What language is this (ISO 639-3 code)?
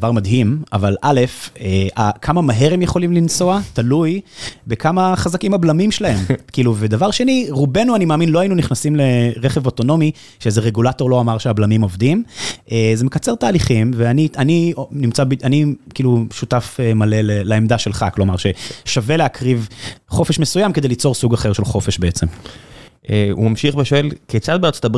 heb